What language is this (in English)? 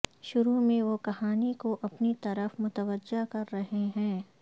Urdu